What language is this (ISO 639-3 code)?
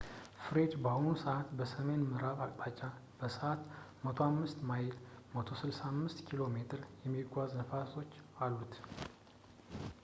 amh